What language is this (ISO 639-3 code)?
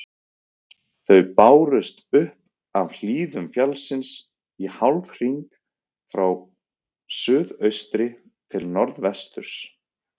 isl